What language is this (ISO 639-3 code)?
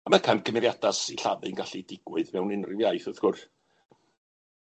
cym